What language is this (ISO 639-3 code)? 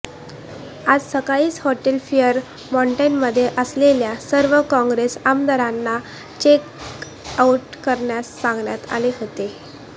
mar